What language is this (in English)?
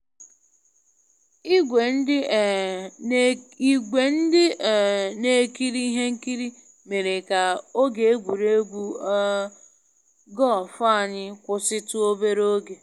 Igbo